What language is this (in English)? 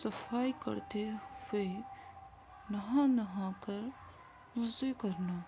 Urdu